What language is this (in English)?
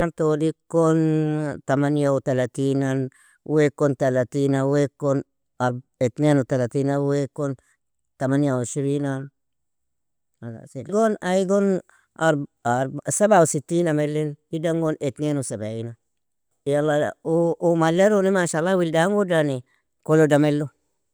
Nobiin